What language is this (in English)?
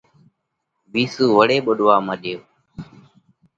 Parkari Koli